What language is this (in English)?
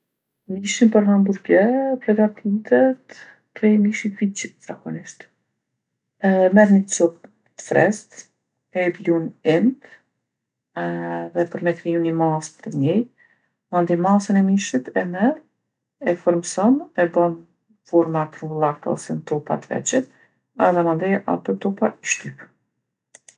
Gheg Albanian